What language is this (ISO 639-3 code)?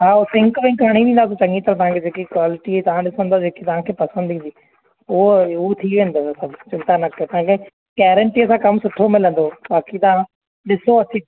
snd